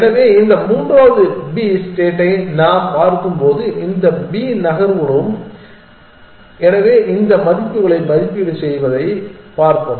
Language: Tamil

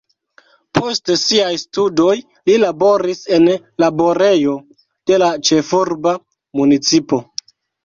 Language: Esperanto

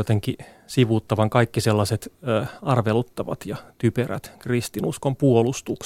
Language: Finnish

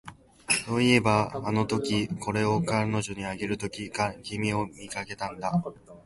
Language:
Japanese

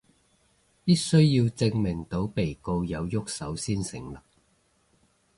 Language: Cantonese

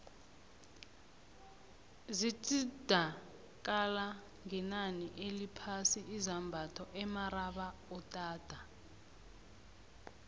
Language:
South Ndebele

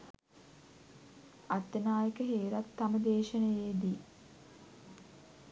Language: Sinhala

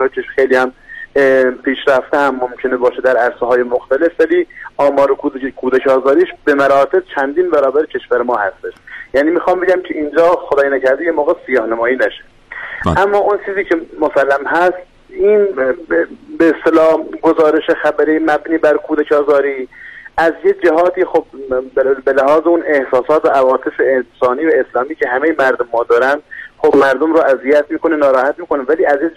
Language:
Persian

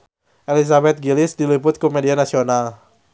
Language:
Sundanese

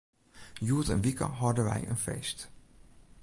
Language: Western Frisian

